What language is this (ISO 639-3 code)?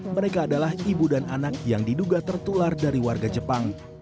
ind